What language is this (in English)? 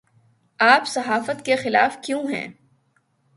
Urdu